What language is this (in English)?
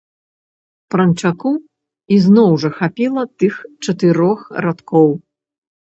Belarusian